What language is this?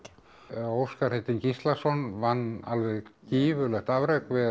Icelandic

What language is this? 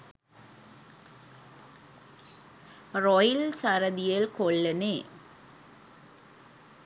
Sinhala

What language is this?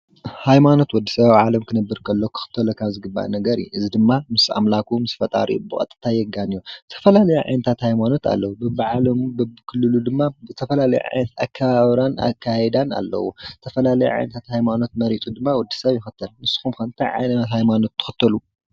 Tigrinya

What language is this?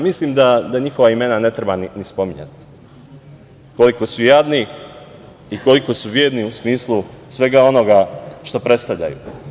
Serbian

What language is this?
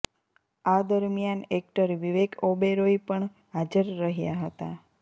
Gujarati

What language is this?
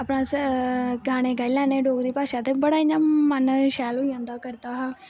Dogri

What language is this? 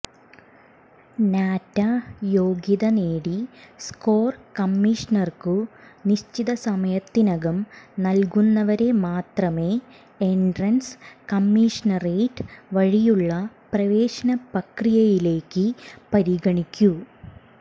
Malayalam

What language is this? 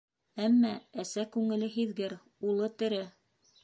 Bashkir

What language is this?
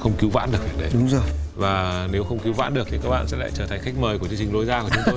Vietnamese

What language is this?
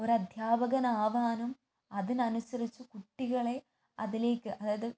Malayalam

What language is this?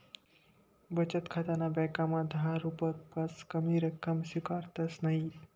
Marathi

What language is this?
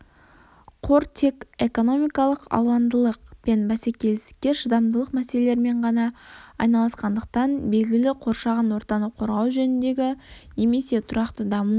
Kazakh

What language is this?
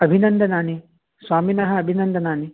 Sanskrit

